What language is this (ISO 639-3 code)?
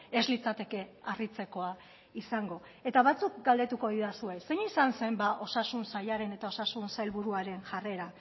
eus